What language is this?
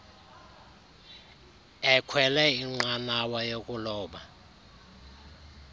Xhosa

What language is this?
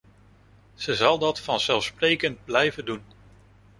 Dutch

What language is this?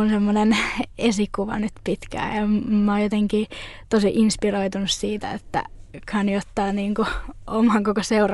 Finnish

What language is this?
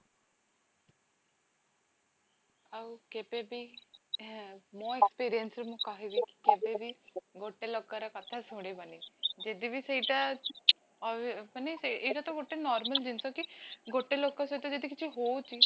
Odia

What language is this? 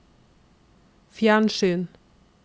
Norwegian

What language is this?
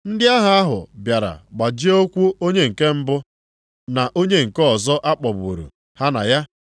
Igbo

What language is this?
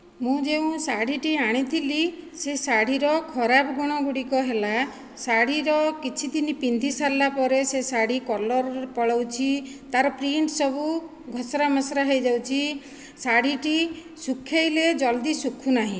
Odia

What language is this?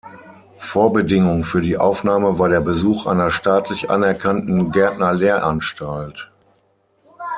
German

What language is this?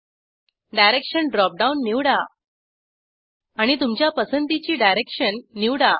Marathi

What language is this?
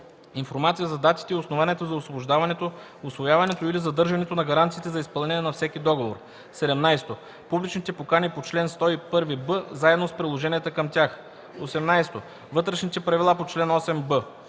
Bulgarian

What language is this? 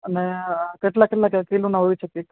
Gujarati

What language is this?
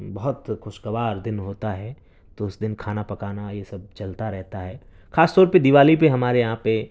Urdu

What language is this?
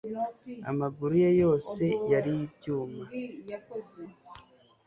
Kinyarwanda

